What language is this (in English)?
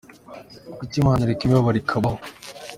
Kinyarwanda